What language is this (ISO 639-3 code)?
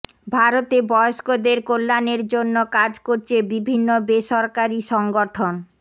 ben